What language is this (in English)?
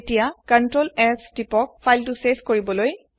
Assamese